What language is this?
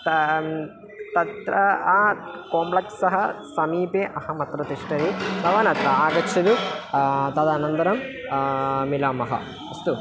Sanskrit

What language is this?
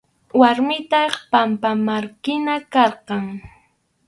Arequipa-La Unión Quechua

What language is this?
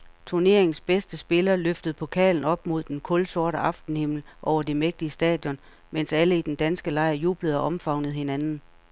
Danish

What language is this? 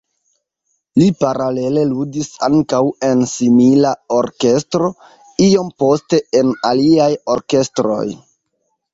Esperanto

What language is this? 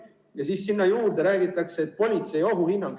Estonian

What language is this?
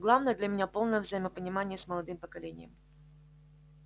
Russian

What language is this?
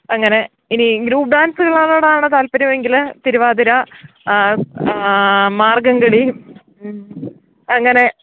Malayalam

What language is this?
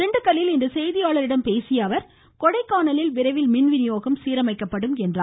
Tamil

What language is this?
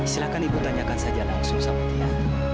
Indonesian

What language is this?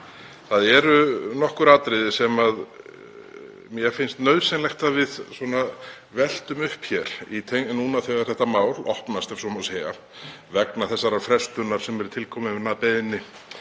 Icelandic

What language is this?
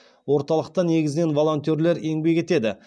Kazakh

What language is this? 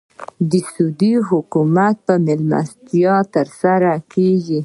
Pashto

